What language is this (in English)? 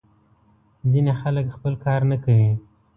Pashto